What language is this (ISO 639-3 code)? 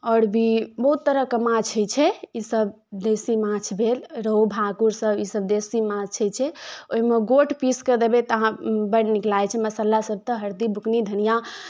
mai